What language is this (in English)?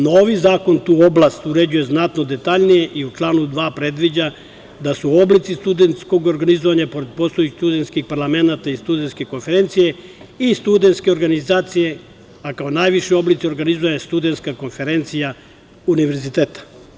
Serbian